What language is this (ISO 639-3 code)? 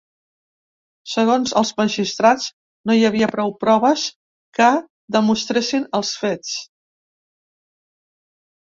cat